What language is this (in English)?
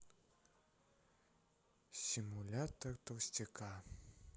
Russian